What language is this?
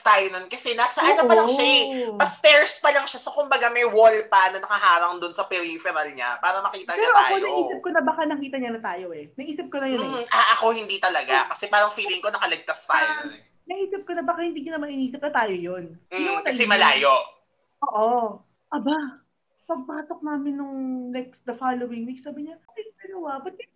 Filipino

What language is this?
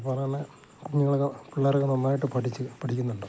Malayalam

